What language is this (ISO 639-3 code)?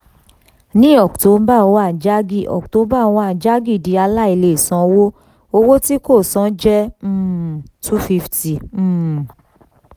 yor